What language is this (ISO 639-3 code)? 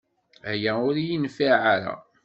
kab